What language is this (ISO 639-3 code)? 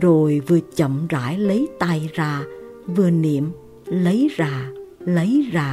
vie